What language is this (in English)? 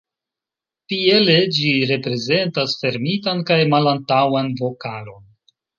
Esperanto